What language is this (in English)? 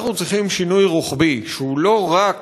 Hebrew